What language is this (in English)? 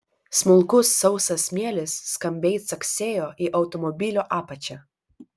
Lithuanian